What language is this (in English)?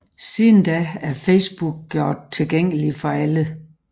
Danish